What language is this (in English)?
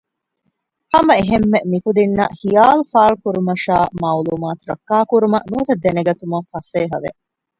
Divehi